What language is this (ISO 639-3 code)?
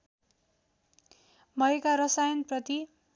nep